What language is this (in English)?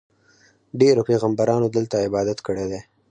Pashto